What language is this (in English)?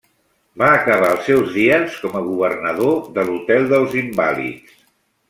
Catalan